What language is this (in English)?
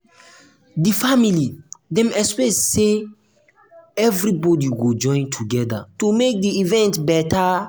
Nigerian Pidgin